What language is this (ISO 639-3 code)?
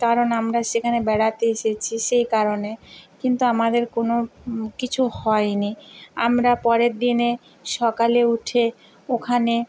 ben